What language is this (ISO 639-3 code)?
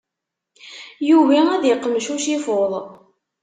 kab